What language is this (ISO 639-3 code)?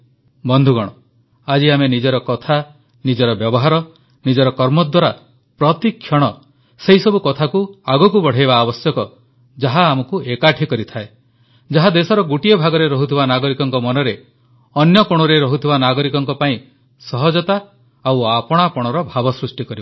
ori